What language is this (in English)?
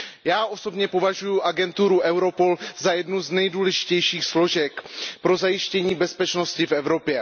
Czech